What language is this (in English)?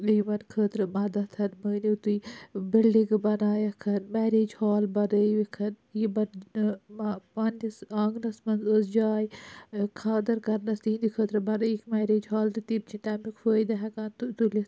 Kashmiri